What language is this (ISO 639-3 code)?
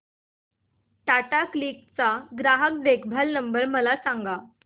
mar